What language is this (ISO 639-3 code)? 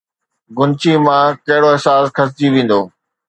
snd